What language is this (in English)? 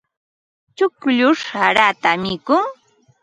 Ambo-Pasco Quechua